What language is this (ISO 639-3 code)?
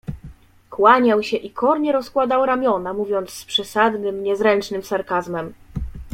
pol